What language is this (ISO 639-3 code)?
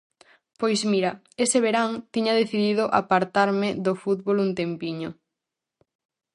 glg